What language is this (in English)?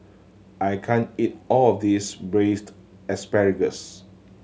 English